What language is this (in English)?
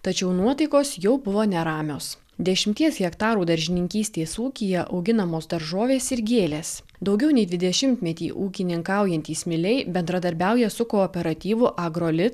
Lithuanian